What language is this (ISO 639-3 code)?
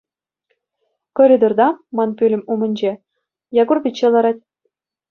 chv